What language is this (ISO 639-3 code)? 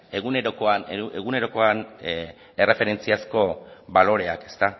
eus